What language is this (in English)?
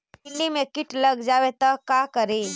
Magahi